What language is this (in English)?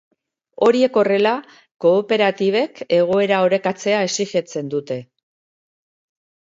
Basque